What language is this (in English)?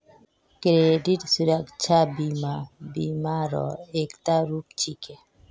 Magahi